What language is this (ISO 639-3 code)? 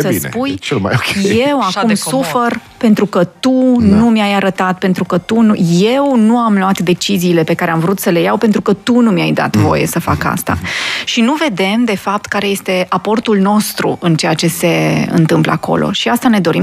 ron